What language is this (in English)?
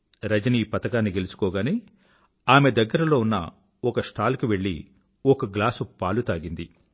Telugu